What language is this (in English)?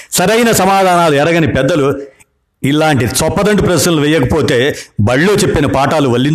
Telugu